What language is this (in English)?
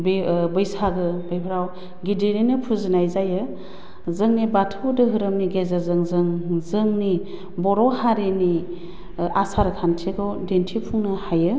Bodo